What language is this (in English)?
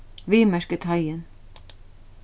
Faroese